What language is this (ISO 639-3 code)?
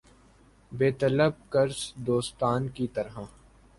urd